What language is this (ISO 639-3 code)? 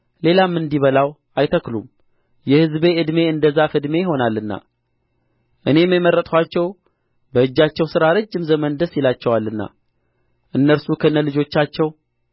amh